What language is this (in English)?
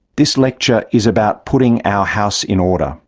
English